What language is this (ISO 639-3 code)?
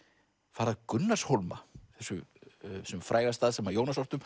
isl